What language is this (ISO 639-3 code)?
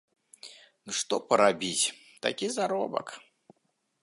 bel